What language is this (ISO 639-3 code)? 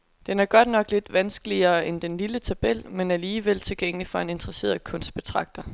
dan